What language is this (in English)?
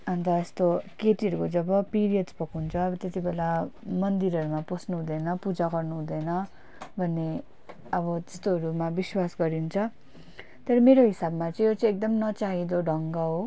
Nepali